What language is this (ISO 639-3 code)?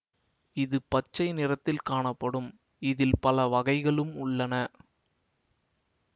tam